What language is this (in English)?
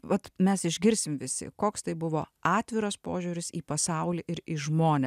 Lithuanian